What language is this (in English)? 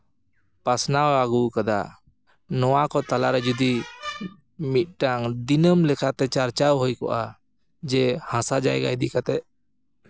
Santali